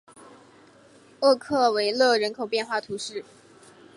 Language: Chinese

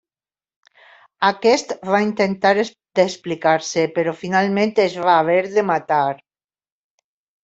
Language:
Catalan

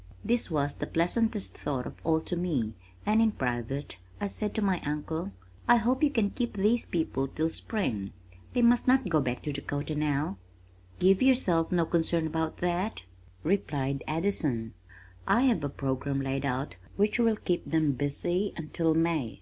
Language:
English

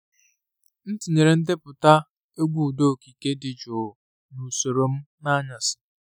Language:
Igbo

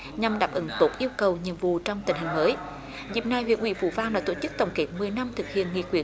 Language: Vietnamese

